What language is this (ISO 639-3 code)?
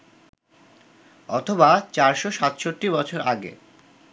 ben